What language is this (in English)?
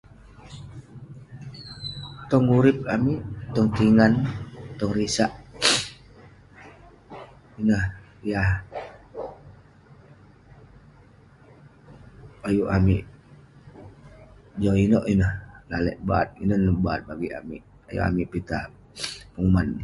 Western Penan